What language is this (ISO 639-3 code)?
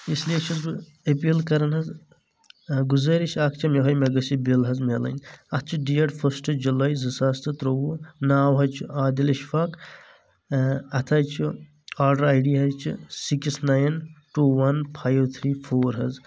kas